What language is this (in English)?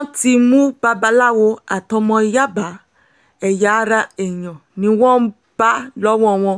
Yoruba